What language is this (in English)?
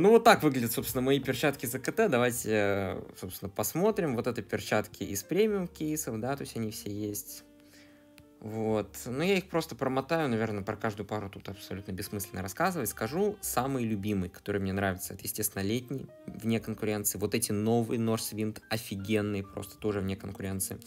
Russian